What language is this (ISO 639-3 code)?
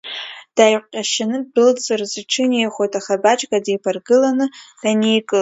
abk